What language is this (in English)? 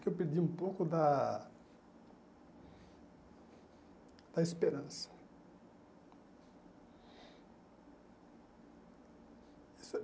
Portuguese